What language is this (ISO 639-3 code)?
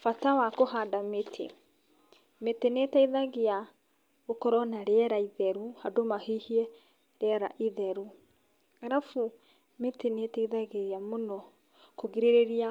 kik